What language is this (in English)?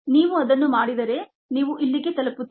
Kannada